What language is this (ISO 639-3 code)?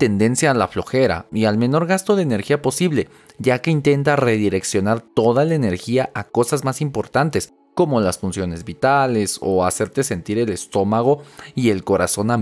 spa